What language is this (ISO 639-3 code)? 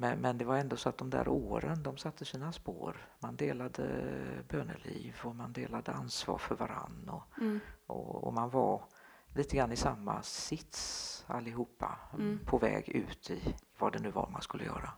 swe